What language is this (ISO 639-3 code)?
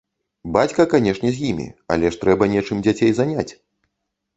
bel